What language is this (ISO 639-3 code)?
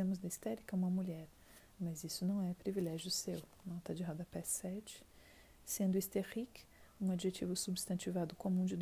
por